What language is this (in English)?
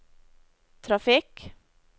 Norwegian